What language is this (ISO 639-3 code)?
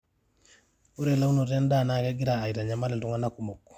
mas